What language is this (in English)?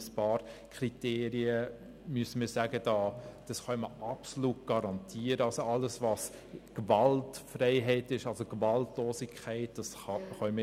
Swiss German